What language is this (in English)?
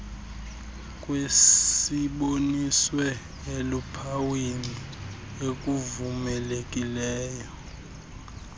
Xhosa